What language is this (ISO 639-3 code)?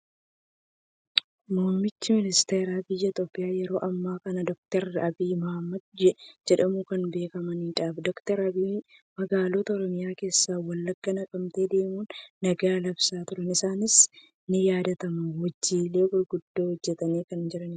orm